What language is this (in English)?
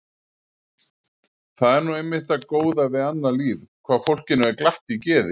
Icelandic